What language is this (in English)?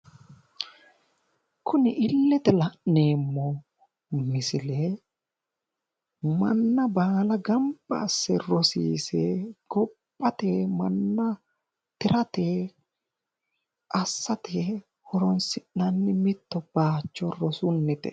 Sidamo